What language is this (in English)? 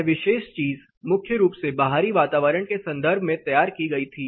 Hindi